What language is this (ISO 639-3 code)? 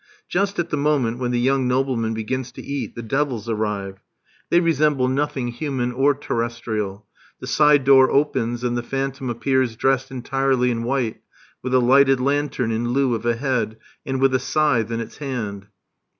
eng